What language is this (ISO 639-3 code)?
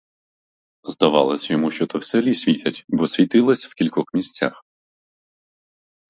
ukr